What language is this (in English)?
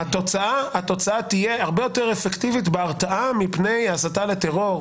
Hebrew